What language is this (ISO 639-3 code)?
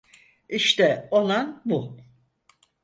tur